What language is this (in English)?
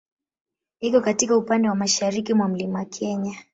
Swahili